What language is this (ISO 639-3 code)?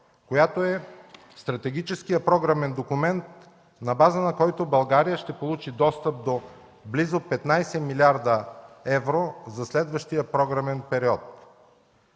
bul